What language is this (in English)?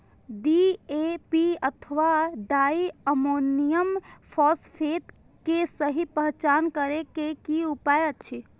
Maithili